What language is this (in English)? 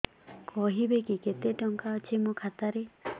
Odia